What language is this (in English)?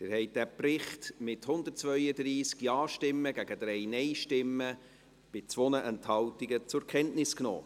Swiss German